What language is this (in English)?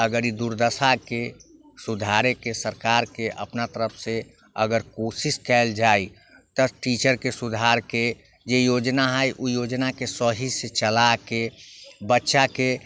Maithili